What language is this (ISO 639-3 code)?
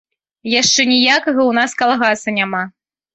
bel